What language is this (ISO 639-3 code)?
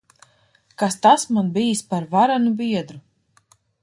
lav